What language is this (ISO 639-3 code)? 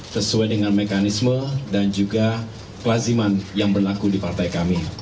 ind